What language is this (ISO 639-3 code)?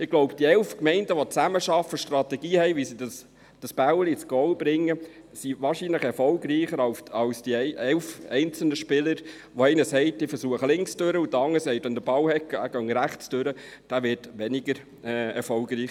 gsw